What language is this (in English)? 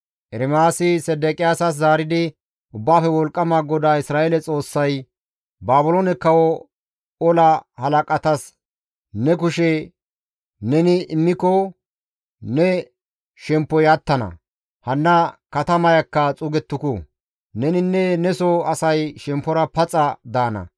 Gamo